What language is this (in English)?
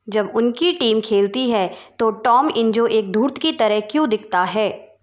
Hindi